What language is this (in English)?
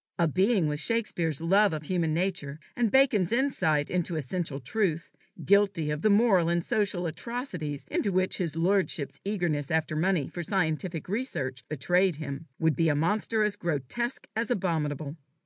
English